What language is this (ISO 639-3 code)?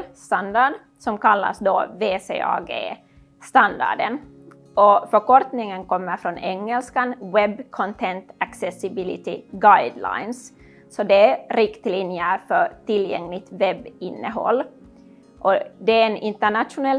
swe